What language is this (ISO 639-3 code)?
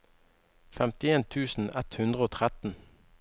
nor